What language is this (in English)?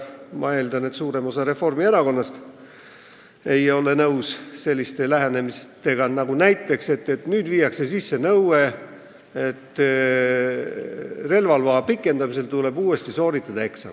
Estonian